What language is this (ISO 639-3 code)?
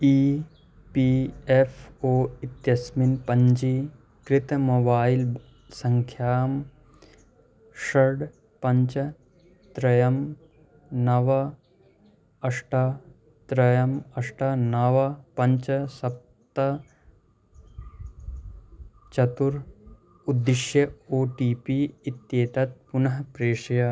san